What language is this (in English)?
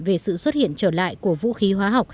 Vietnamese